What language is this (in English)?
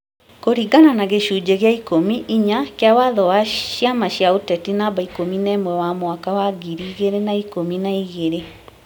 Kikuyu